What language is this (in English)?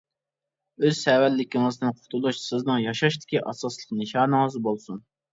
Uyghur